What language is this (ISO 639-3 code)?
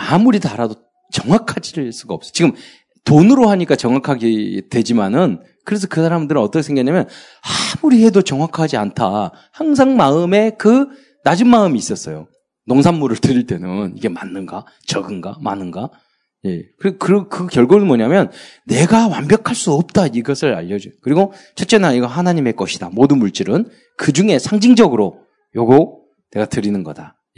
kor